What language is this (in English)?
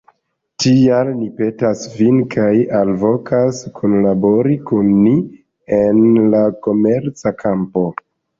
Esperanto